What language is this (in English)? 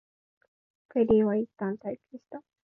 Japanese